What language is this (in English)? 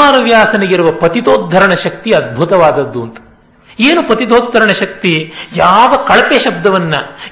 Kannada